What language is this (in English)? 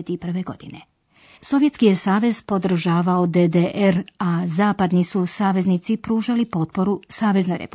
Croatian